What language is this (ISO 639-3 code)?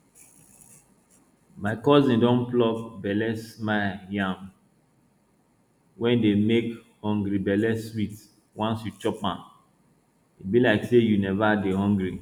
pcm